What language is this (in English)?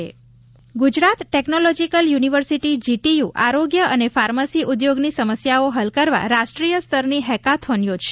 Gujarati